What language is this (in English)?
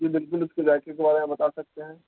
Urdu